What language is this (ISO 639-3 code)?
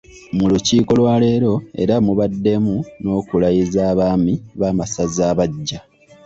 lug